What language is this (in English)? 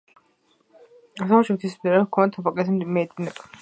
Georgian